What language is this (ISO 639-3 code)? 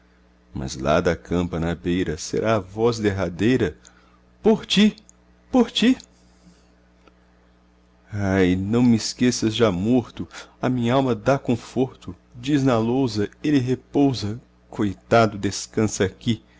por